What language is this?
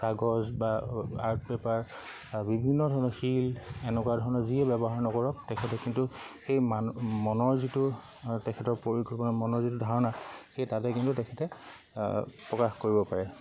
Assamese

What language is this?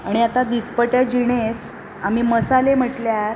Konkani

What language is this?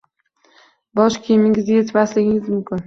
Uzbek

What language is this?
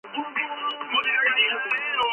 Georgian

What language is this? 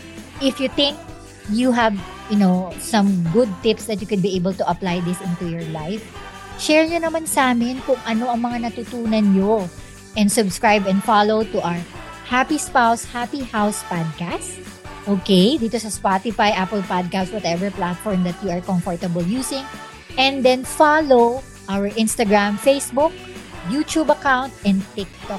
Filipino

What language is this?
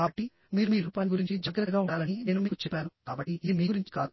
Telugu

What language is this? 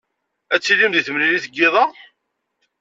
Kabyle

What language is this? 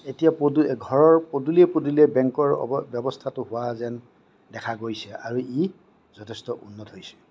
Assamese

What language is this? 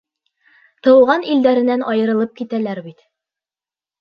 Bashkir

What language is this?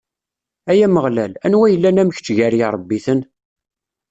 Kabyle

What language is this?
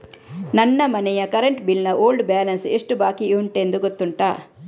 Kannada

